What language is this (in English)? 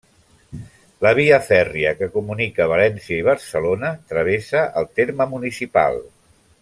Catalan